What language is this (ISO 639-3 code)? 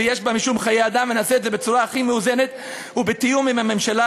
heb